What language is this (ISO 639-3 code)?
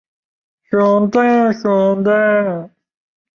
zho